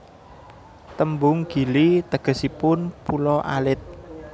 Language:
Javanese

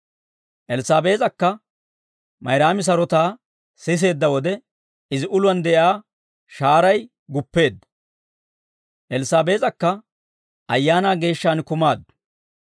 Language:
Dawro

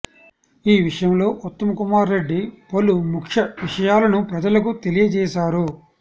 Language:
Telugu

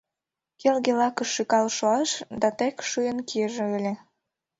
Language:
Mari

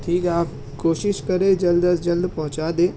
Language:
Urdu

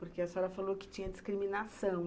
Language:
Portuguese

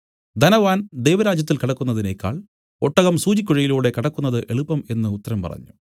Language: Malayalam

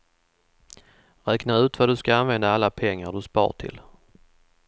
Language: Swedish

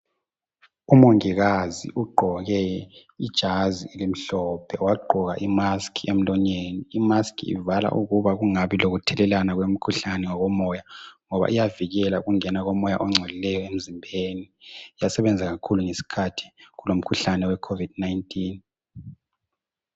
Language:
North Ndebele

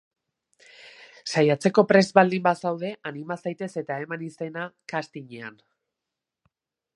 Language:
Basque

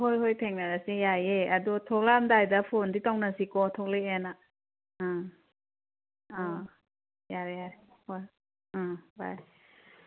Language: Manipuri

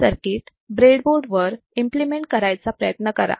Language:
Marathi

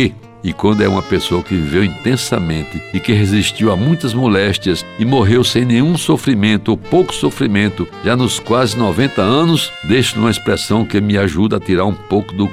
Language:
Portuguese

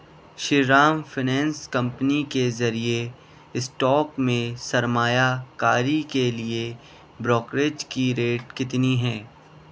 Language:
Urdu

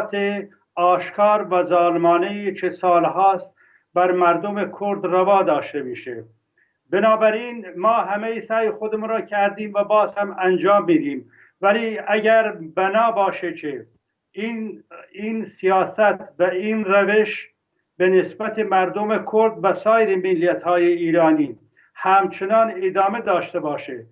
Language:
Persian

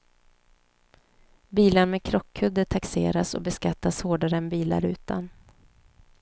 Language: Swedish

